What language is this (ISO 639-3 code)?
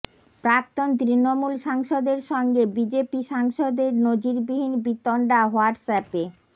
ben